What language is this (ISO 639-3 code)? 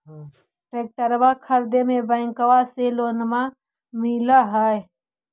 mag